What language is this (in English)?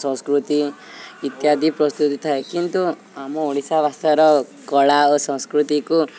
Odia